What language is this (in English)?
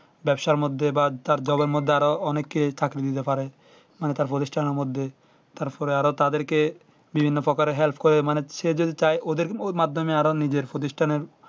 Bangla